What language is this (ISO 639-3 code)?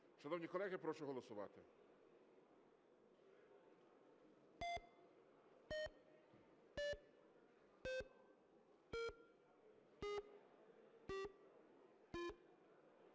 ukr